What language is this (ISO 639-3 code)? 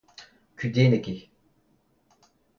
bre